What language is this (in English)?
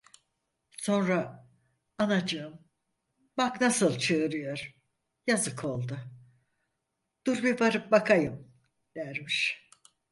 Turkish